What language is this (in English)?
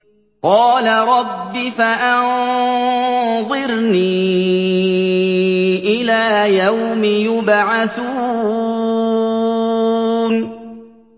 Arabic